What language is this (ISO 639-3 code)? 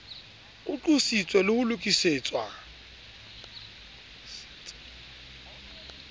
sot